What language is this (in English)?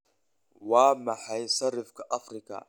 Somali